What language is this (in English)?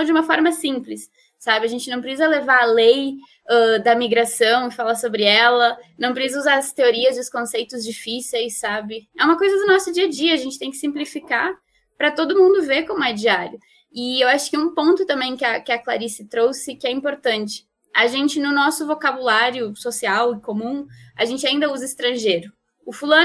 Portuguese